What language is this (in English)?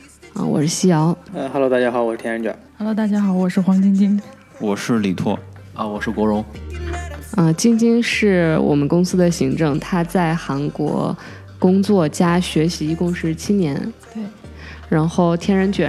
Chinese